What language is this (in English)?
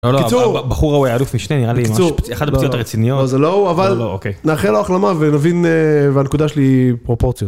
Hebrew